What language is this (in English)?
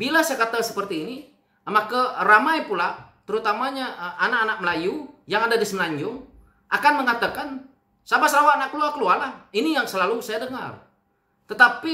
Indonesian